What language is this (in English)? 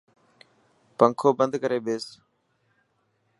Dhatki